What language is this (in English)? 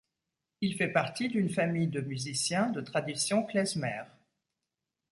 French